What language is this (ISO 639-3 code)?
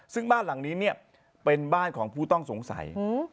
tha